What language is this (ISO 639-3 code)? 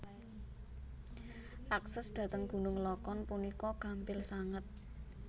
jav